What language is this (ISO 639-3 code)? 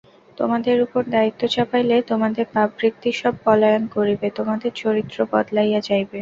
ben